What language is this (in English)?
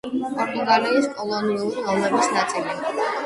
Georgian